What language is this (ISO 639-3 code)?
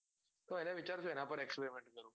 guj